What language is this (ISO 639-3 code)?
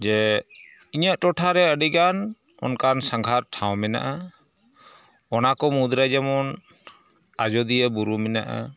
sat